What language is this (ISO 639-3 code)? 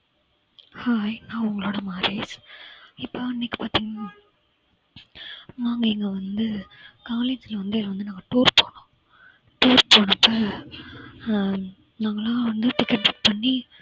tam